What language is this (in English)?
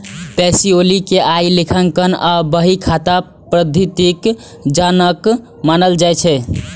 Maithili